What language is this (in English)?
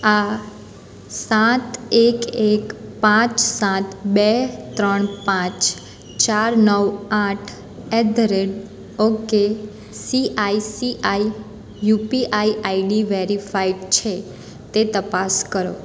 Gujarati